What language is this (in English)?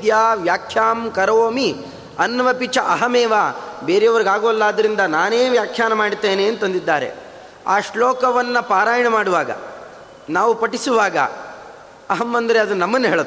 Kannada